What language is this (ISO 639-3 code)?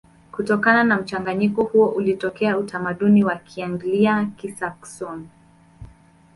swa